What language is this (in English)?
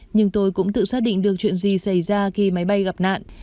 Vietnamese